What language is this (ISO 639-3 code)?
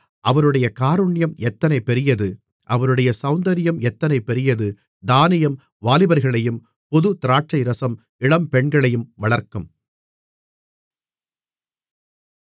tam